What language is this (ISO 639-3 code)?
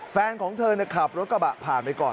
tha